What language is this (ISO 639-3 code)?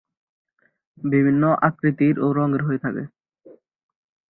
ben